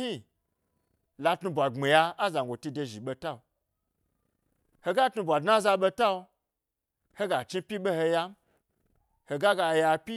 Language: Gbari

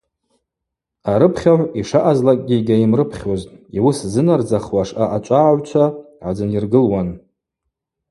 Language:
Abaza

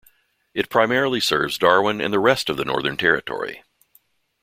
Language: English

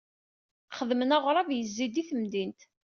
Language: Kabyle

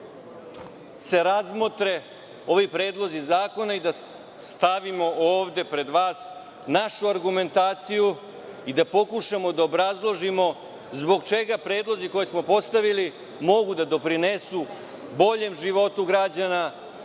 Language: Serbian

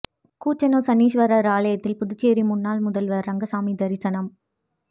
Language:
Tamil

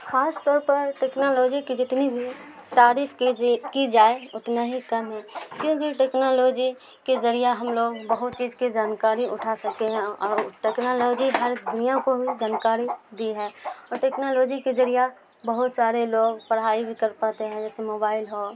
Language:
Urdu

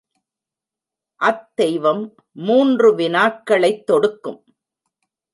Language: Tamil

